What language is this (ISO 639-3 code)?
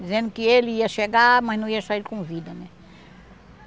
por